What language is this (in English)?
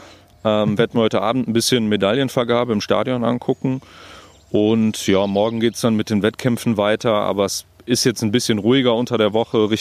German